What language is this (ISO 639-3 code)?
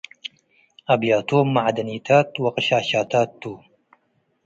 tig